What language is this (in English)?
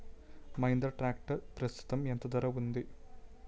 Telugu